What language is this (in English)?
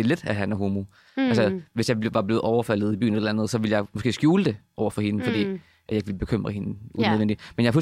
Danish